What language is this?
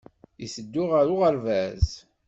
Kabyle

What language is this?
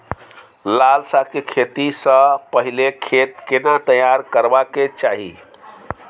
Maithili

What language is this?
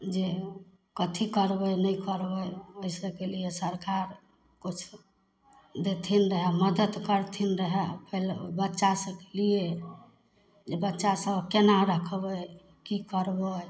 Maithili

